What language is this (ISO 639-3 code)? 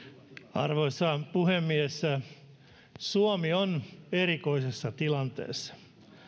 fin